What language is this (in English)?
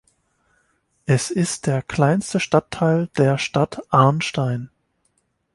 German